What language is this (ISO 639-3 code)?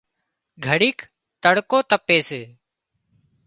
kxp